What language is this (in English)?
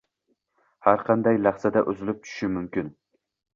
Uzbek